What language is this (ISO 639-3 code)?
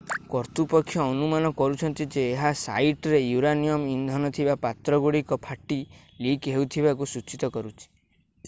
ori